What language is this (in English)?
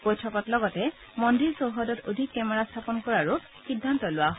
Assamese